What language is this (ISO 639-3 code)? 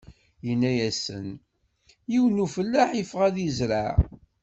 kab